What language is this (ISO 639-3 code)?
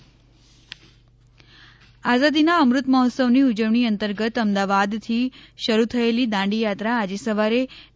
guj